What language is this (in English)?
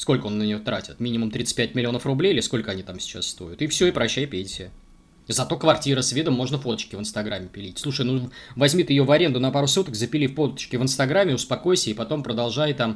Russian